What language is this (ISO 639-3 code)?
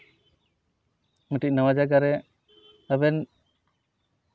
sat